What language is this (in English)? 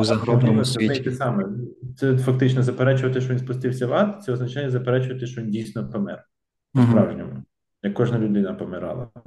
Ukrainian